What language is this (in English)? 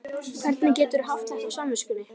Icelandic